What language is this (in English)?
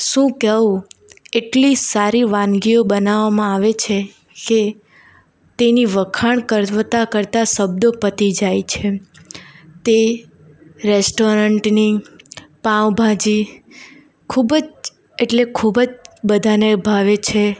Gujarati